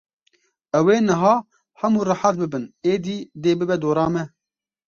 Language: Kurdish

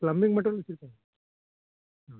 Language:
Kannada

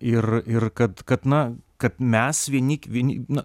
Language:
Lithuanian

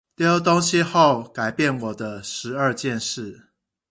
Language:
Chinese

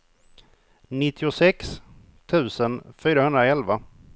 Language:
Swedish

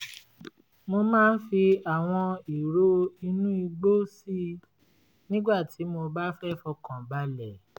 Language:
Yoruba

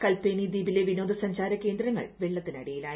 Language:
Malayalam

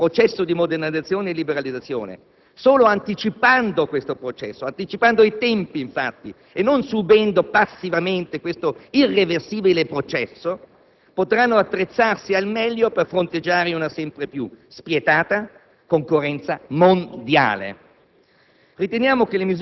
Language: Italian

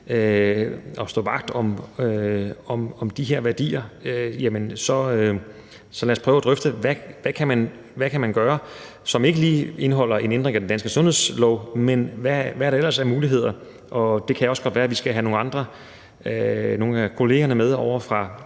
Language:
Danish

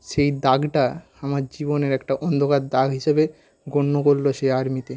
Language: Bangla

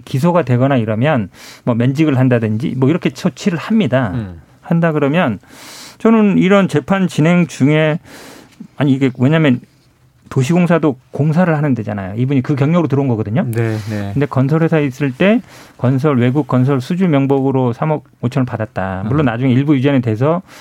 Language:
Korean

